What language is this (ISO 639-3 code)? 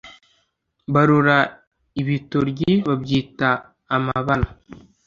kin